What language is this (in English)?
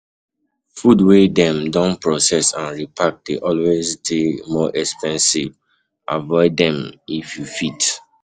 Nigerian Pidgin